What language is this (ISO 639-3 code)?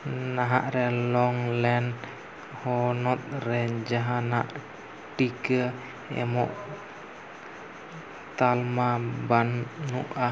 sat